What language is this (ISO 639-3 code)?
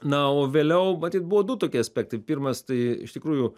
lit